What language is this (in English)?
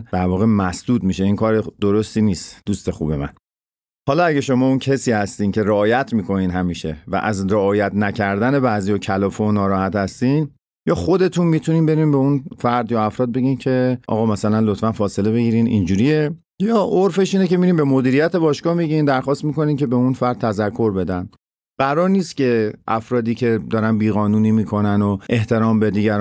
Persian